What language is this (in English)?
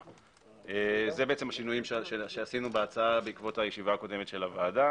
Hebrew